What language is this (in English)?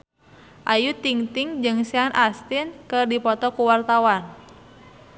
Sundanese